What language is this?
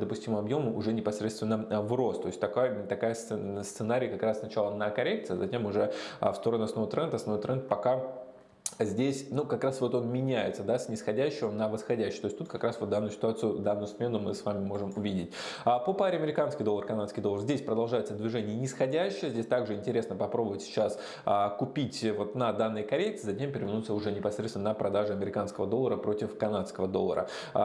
Russian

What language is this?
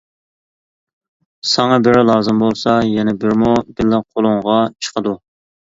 Uyghur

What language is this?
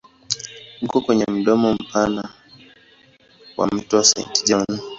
Swahili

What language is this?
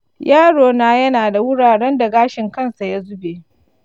Hausa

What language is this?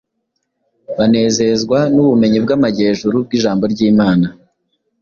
Kinyarwanda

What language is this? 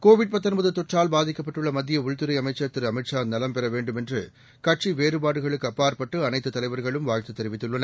Tamil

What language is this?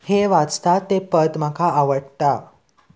Konkani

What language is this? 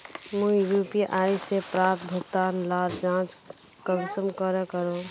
Magahi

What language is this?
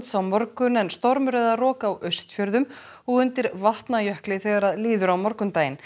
Icelandic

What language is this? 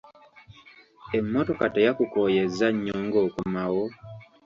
Ganda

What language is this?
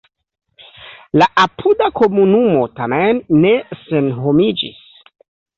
Esperanto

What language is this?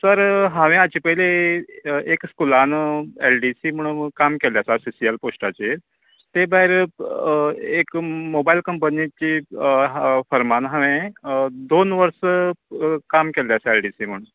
Konkani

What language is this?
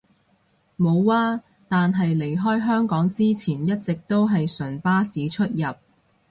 Cantonese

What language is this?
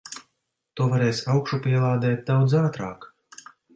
Latvian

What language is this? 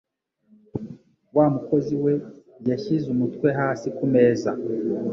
Kinyarwanda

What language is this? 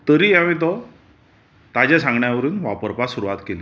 Konkani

